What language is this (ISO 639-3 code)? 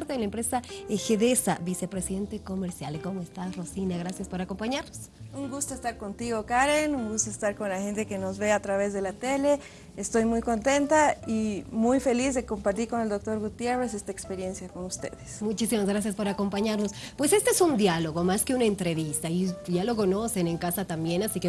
spa